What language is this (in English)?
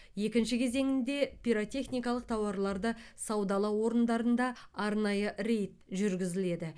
Kazakh